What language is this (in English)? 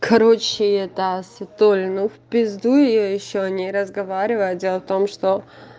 Russian